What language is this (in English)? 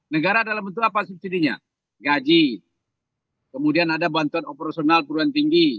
Indonesian